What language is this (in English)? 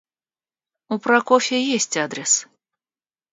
Russian